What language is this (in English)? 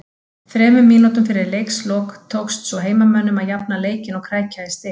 Icelandic